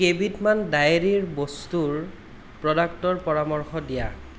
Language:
Assamese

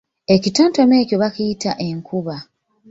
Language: Ganda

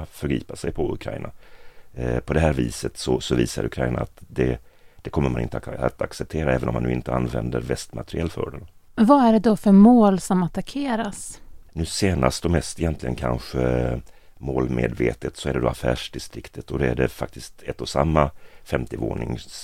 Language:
Swedish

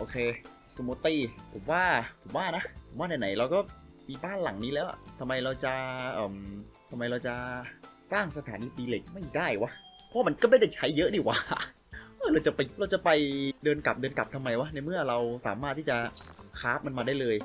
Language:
Thai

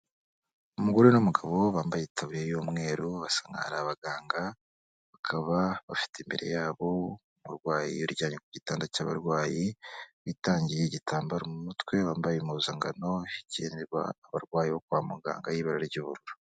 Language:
Kinyarwanda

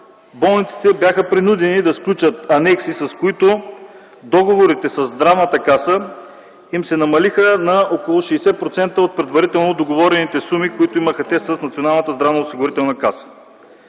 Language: Bulgarian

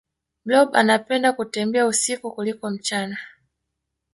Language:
Swahili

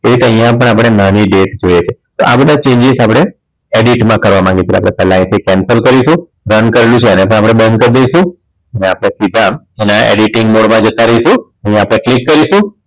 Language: Gujarati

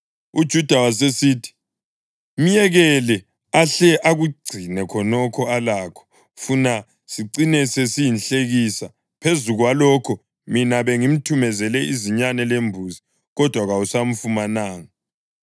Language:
North Ndebele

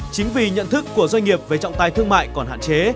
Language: Vietnamese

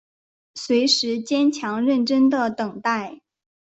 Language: Chinese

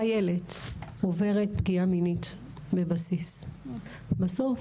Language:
Hebrew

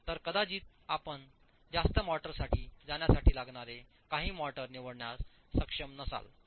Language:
Marathi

